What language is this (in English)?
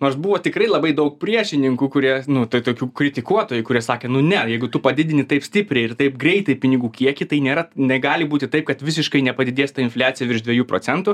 Lithuanian